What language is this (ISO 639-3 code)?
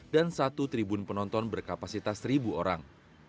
ind